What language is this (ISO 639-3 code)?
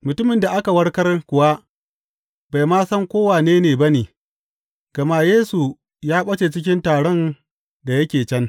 hau